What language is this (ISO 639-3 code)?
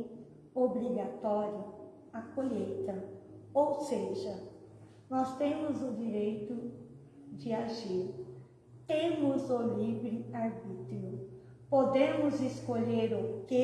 por